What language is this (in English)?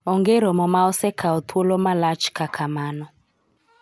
Luo (Kenya and Tanzania)